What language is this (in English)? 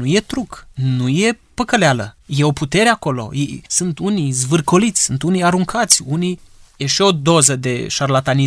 Romanian